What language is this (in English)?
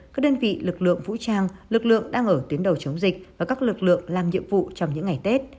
Vietnamese